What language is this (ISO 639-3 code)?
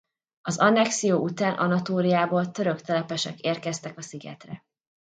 hun